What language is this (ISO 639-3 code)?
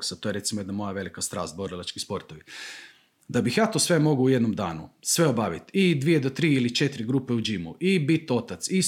hrv